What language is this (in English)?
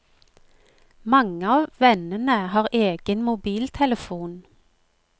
Norwegian